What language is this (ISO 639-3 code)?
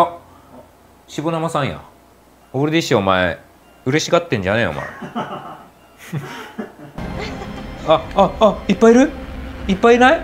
jpn